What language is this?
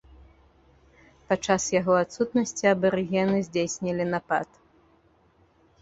Belarusian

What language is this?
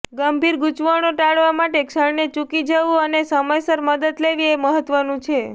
Gujarati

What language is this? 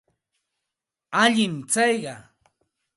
Santa Ana de Tusi Pasco Quechua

